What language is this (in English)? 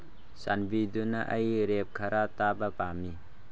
Manipuri